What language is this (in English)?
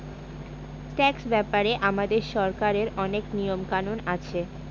Bangla